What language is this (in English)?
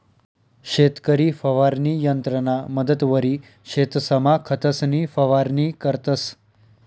Marathi